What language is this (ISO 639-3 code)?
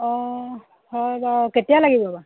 asm